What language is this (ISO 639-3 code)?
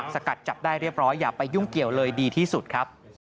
tha